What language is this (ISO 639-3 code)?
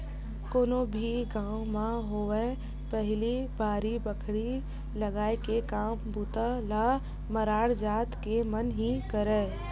hne